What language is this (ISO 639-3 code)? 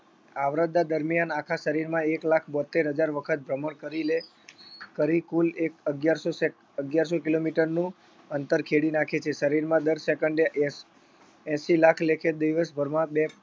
guj